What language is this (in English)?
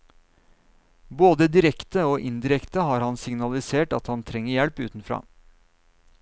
Norwegian